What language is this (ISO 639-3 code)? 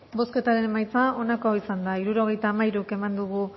eus